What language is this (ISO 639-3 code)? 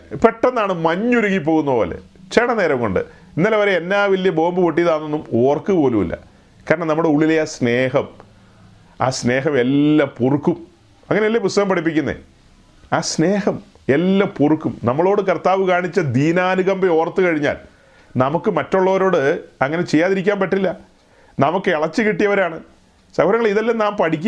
mal